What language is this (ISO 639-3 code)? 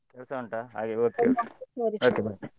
kan